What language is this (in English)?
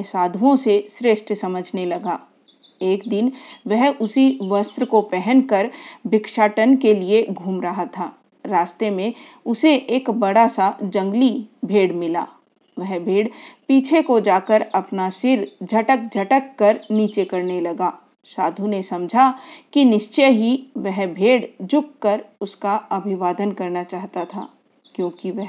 Hindi